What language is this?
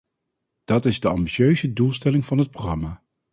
Dutch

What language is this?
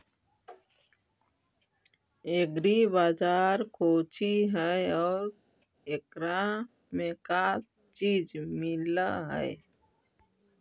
Magahi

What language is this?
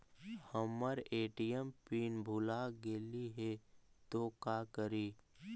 Magahi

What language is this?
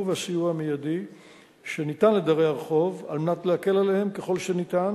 Hebrew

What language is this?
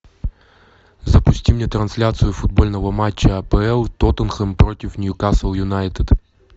Russian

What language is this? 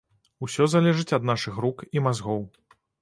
Belarusian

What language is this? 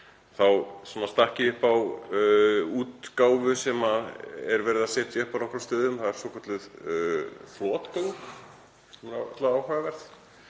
Icelandic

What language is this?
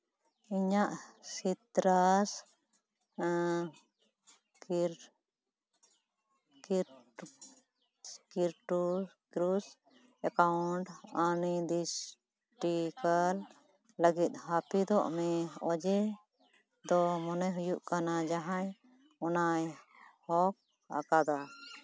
Santali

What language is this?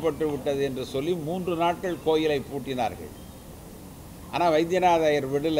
Arabic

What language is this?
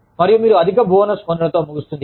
Telugu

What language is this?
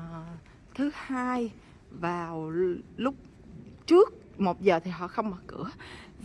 Vietnamese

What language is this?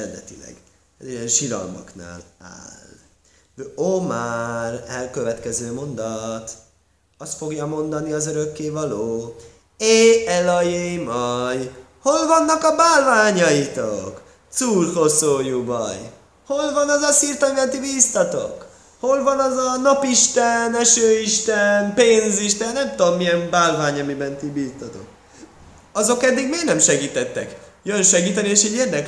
Hungarian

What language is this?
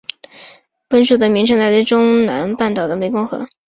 Chinese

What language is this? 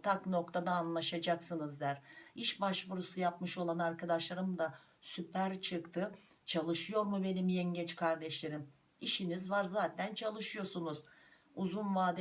Turkish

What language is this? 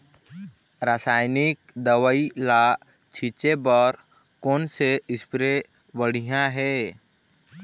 Chhattisgarhi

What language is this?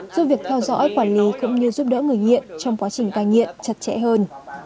Vietnamese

